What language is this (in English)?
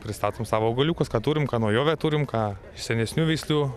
Lithuanian